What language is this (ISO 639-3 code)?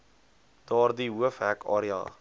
afr